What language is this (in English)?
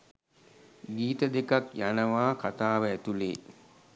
Sinhala